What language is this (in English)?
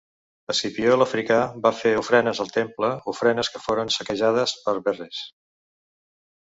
Catalan